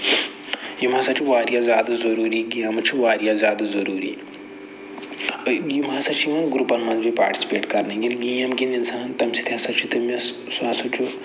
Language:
Kashmiri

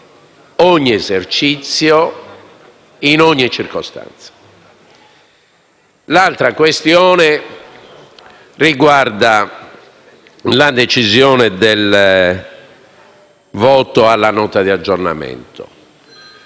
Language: Italian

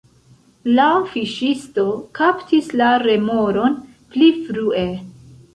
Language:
Esperanto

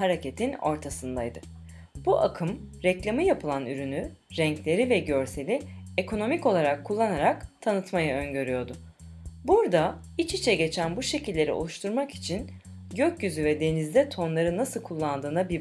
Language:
Turkish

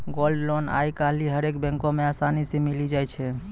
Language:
Maithili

